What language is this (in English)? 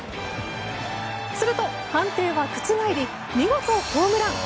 Japanese